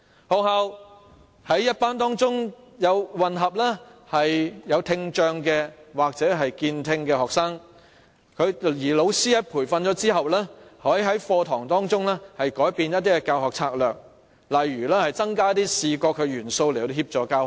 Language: Cantonese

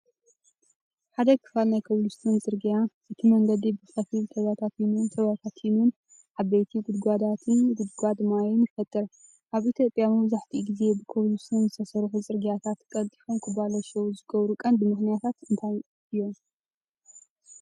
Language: Tigrinya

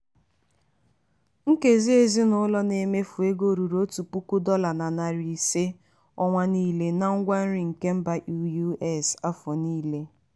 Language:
Igbo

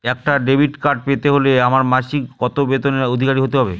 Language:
Bangla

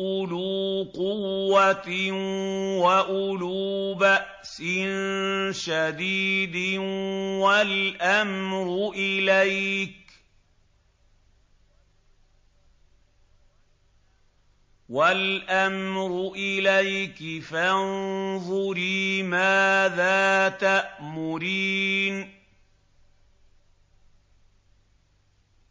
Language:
Arabic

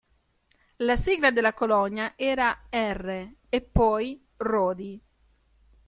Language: Italian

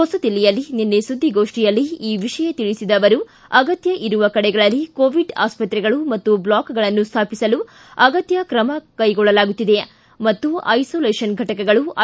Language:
Kannada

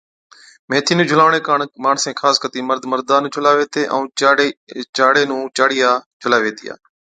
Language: Od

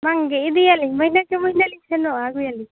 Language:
Santali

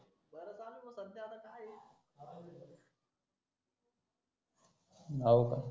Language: Marathi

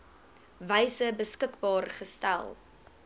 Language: Afrikaans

